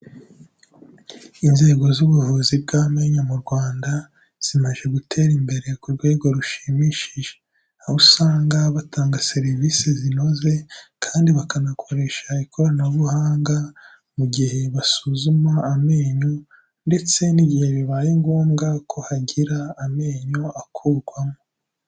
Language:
Kinyarwanda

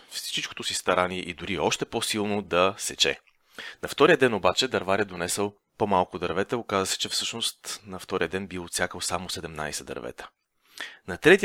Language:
Bulgarian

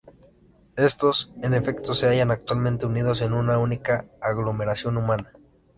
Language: Spanish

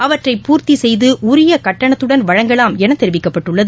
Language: Tamil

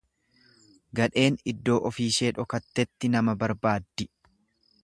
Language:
Oromo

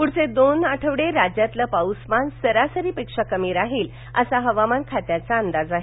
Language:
Marathi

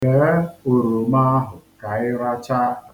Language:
Igbo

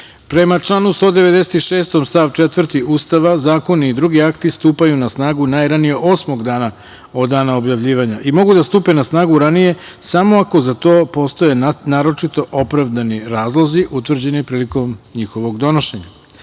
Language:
Serbian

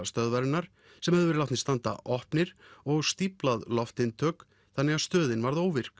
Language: Icelandic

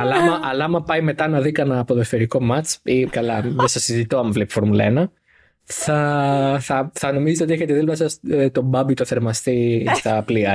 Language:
Greek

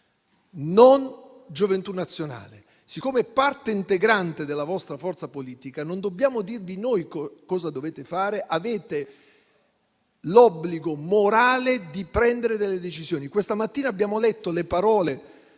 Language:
Italian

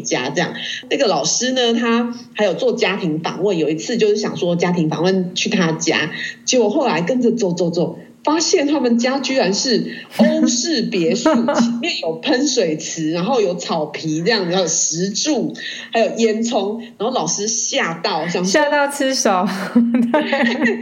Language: Chinese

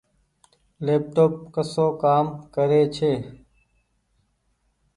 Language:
Goaria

